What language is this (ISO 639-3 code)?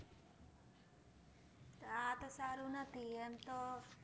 guj